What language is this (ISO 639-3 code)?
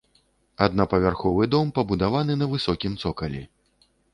bel